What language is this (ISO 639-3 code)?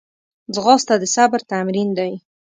pus